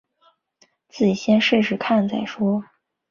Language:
Chinese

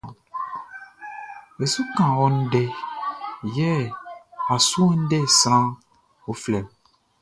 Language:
Baoulé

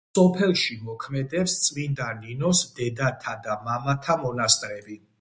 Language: Georgian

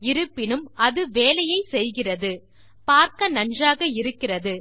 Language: Tamil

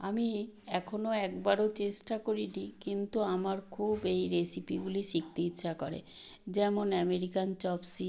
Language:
Bangla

